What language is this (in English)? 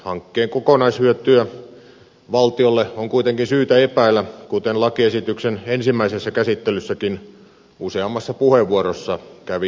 Finnish